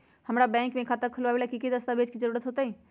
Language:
Magahi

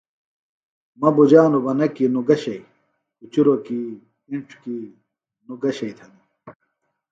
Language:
Phalura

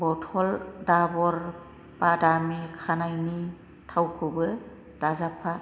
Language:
Bodo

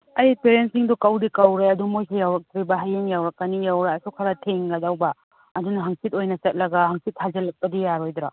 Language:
Manipuri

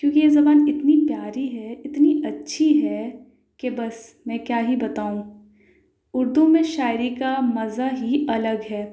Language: Urdu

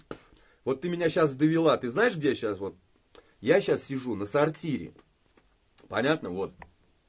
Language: Russian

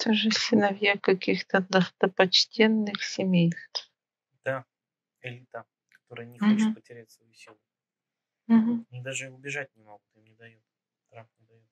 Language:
Russian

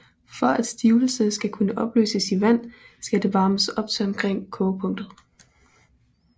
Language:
Danish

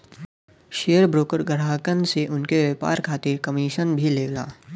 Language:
Bhojpuri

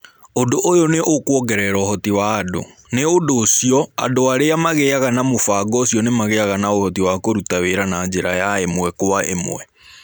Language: Kikuyu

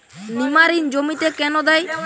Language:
Bangla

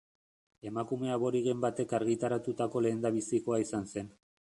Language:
Basque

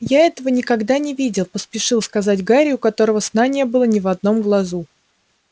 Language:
Russian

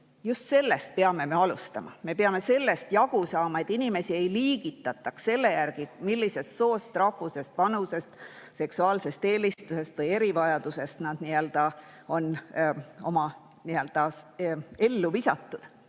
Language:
Estonian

